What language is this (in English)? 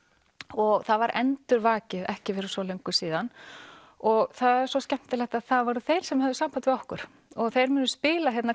Icelandic